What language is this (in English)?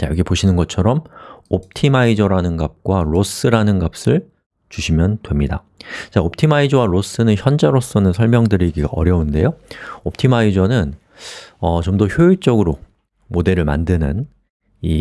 Korean